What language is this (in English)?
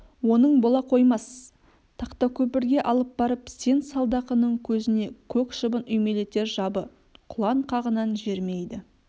Kazakh